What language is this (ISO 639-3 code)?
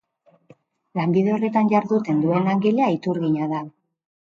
eus